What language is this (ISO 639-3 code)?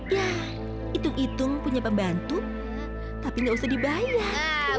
ind